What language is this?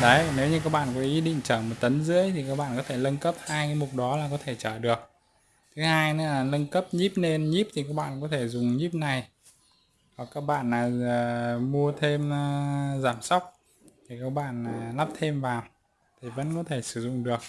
Vietnamese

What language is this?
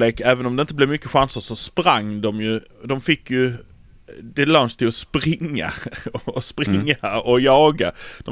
Swedish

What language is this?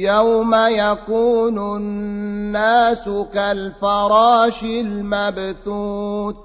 Arabic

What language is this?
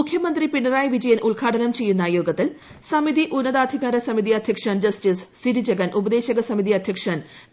Malayalam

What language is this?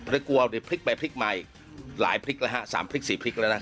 Thai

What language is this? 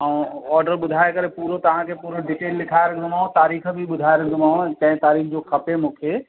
Sindhi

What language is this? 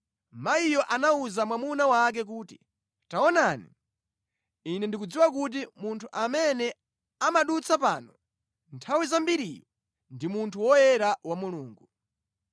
Nyanja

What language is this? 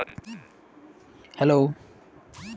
Magahi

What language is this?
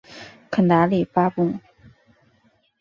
Chinese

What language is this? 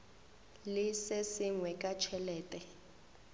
Northern Sotho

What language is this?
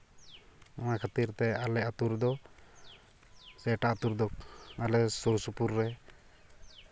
Santali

